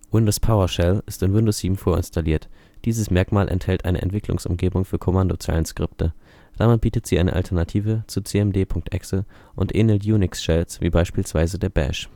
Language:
German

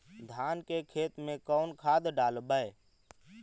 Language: Magahi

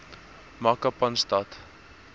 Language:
Afrikaans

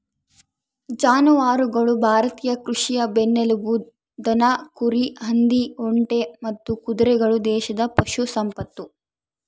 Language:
Kannada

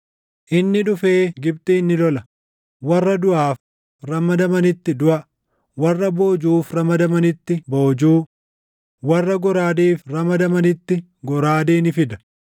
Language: Oromo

